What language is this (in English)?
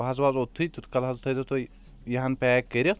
Kashmiri